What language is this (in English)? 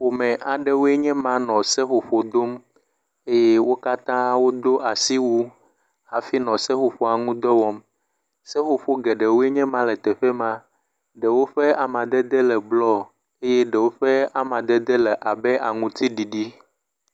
Ewe